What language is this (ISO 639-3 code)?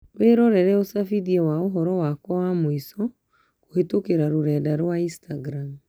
kik